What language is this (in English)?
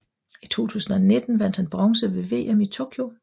Danish